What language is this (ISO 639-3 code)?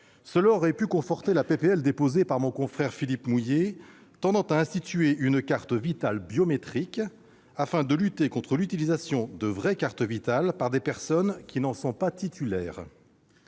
fra